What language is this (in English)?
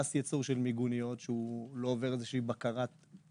Hebrew